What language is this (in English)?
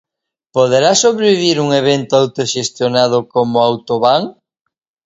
Galician